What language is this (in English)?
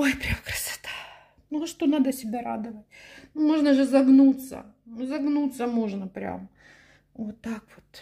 Russian